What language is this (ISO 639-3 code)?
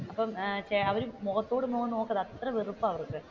mal